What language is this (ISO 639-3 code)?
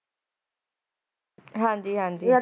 pan